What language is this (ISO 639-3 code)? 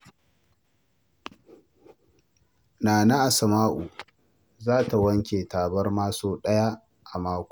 hau